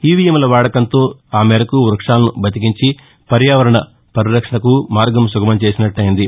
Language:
Telugu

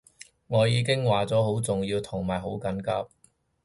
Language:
Cantonese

